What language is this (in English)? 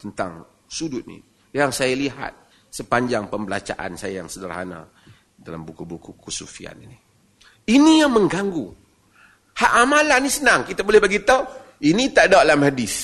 Malay